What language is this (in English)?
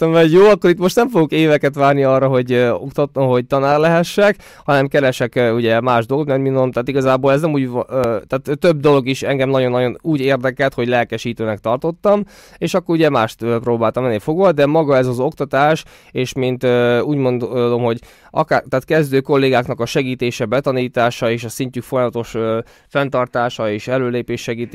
Hungarian